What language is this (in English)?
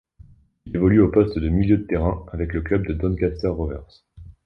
French